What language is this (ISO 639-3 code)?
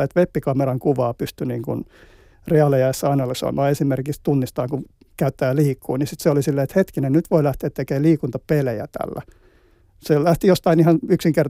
fin